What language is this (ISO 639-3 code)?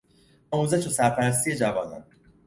fas